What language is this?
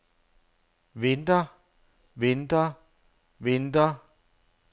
Danish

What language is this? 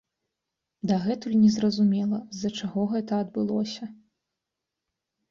Belarusian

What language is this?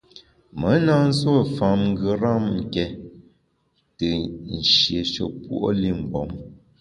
Bamun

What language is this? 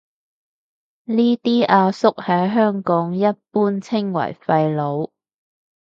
Cantonese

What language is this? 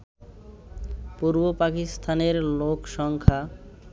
Bangla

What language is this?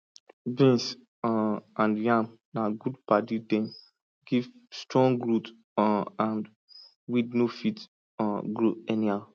Nigerian Pidgin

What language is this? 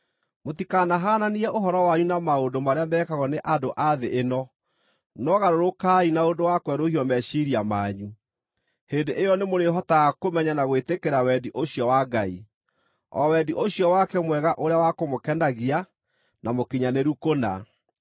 Kikuyu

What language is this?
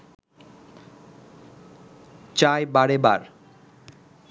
Bangla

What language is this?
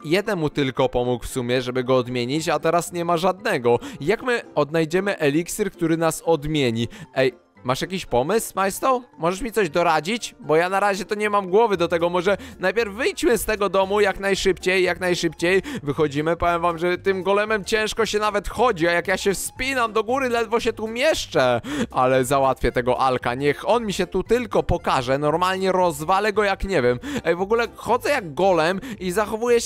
Polish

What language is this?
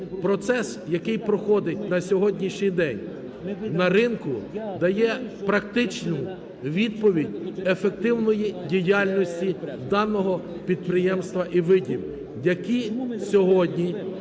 Ukrainian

